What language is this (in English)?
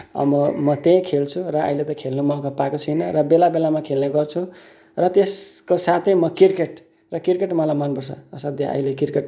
Nepali